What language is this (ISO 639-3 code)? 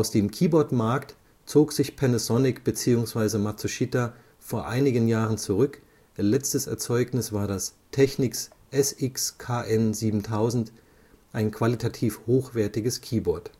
deu